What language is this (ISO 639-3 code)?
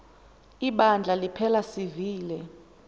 xho